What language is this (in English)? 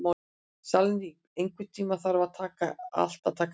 Icelandic